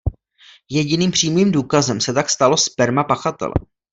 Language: Czech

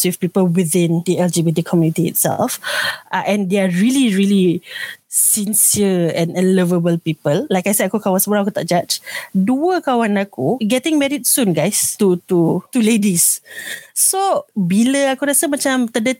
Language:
Malay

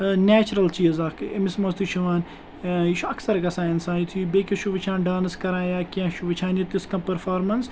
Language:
Kashmiri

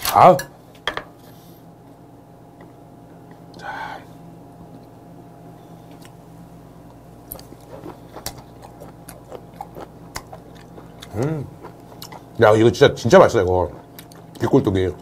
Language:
Korean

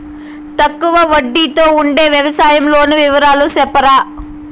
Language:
Telugu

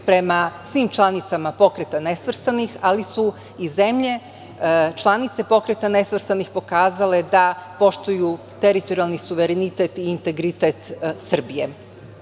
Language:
Serbian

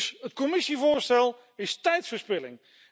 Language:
Dutch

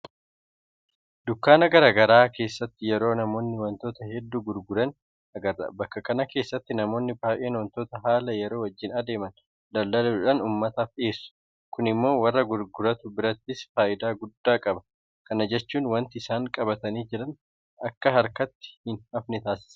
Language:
Oromo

